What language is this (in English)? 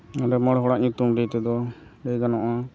Santali